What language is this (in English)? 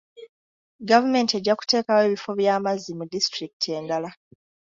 Ganda